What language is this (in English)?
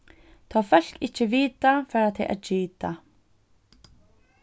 Faroese